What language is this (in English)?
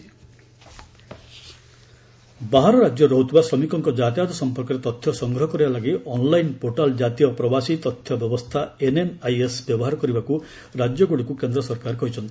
Odia